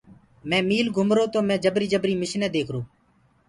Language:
Gurgula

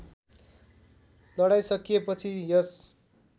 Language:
Nepali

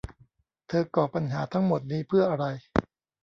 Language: Thai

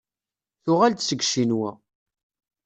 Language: Kabyle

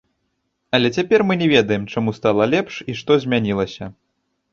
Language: Belarusian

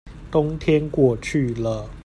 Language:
Chinese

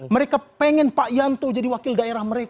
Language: Indonesian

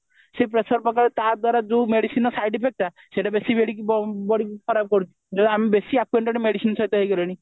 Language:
Odia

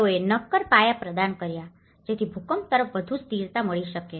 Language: Gujarati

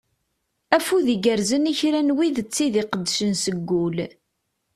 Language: Kabyle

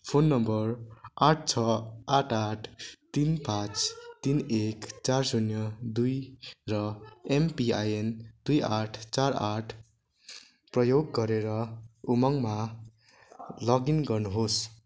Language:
Nepali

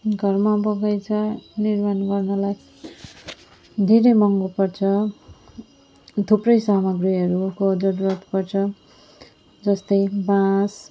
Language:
Nepali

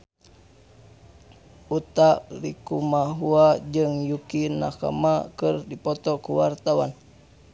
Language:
Sundanese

